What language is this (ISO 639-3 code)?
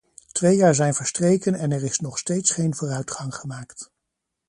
nld